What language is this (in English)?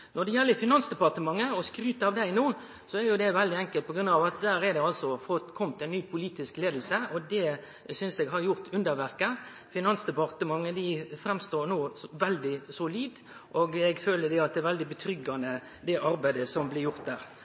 Norwegian Nynorsk